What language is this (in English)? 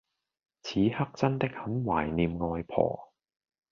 Cantonese